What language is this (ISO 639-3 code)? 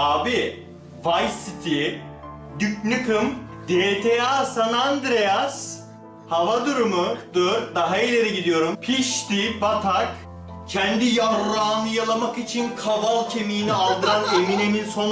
tur